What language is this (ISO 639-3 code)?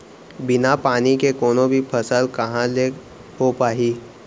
hne